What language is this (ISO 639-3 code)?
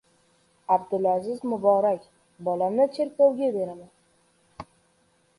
uzb